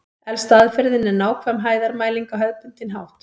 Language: Icelandic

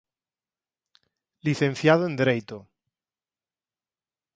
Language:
Galician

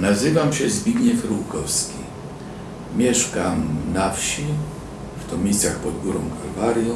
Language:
Polish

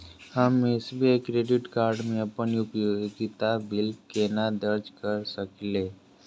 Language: Maithili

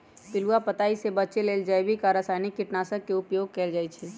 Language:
Magahi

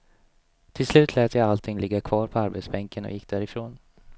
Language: Swedish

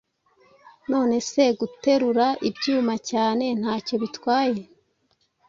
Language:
Kinyarwanda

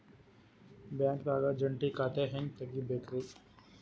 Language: Kannada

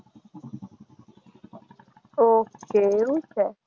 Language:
Gujarati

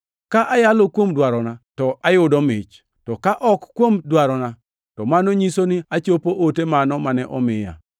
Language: Luo (Kenya and Tanzania)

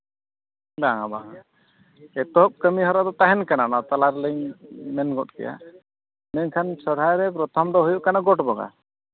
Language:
Santali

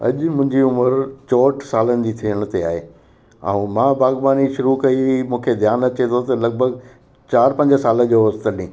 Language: Sindhi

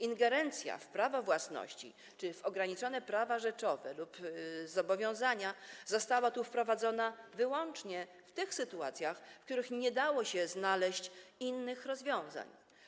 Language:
Polish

